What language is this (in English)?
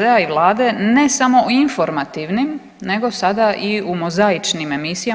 Croatian